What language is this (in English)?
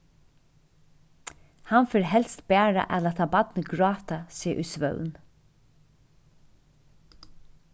Faroese